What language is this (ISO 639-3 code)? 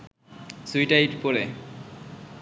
ben